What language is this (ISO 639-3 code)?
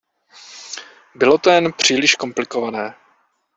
ces